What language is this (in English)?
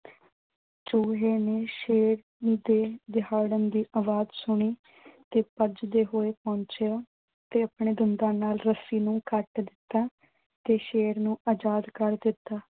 Punjabi